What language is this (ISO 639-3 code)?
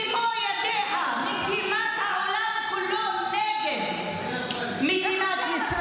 heb